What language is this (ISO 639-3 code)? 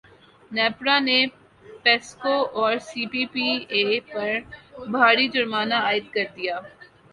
urd